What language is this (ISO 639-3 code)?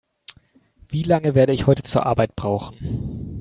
deu